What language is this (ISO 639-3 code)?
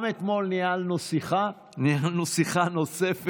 heb